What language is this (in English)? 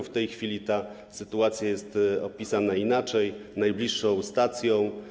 Polish